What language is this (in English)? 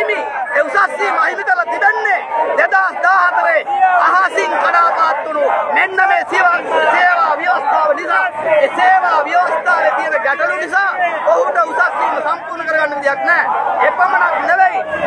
Arabic